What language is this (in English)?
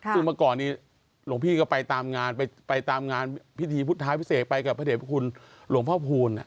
Thai